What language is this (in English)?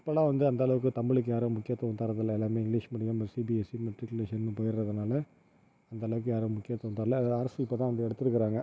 Tamil